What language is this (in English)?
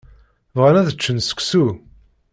Kabyle